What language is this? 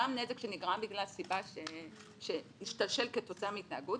Hebrew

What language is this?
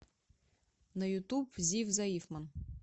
Russian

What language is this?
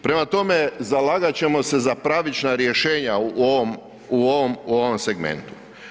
Croatian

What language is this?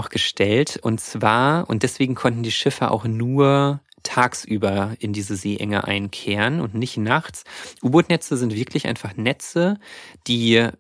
German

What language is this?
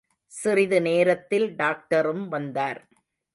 Tamil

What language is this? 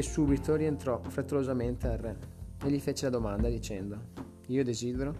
Italian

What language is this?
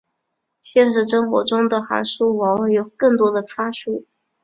Chinese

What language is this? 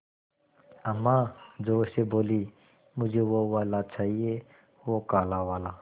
Hindi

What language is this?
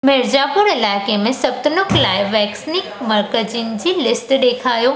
Sindhi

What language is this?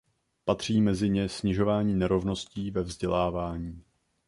Czech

